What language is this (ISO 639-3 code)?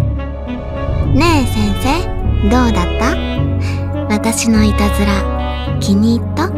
jpn